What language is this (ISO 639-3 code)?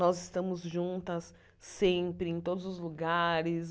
por